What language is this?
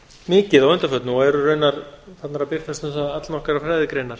Icelandic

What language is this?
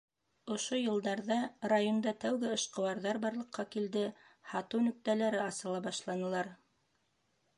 Bashkir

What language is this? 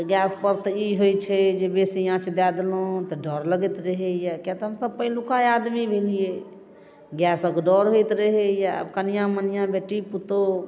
Maithili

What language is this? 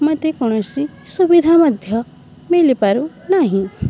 Odia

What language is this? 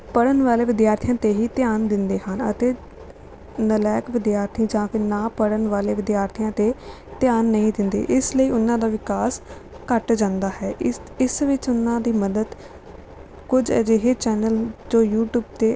Punjabi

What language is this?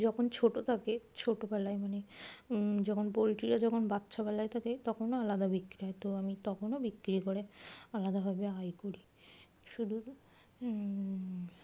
Bangla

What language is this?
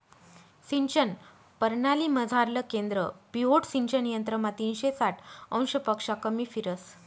Marathi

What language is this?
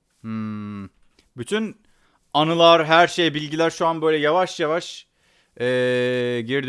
Turkish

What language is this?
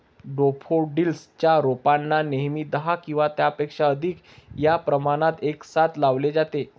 Marathi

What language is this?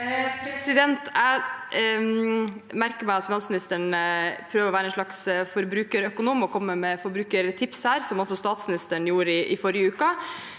Norwegian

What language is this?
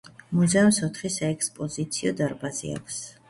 Georgian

